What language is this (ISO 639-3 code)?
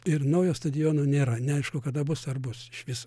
lit